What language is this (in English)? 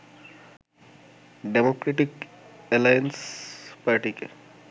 Bangla